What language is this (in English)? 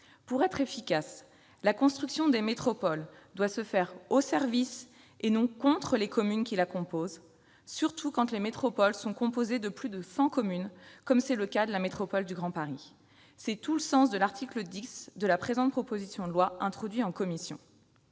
French